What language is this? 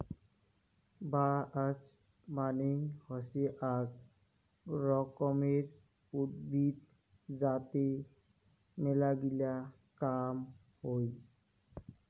Bangla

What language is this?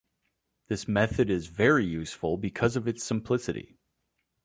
English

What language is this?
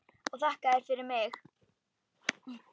Icelandic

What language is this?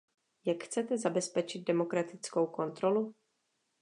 Czech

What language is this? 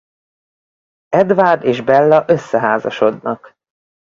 Hungarian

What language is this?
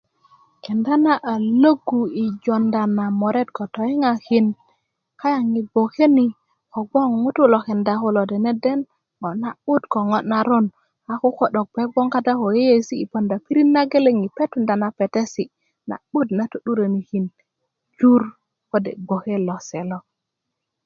Kuku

